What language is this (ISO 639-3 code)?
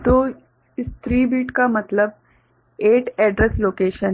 hin